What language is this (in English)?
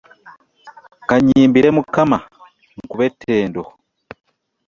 Ganda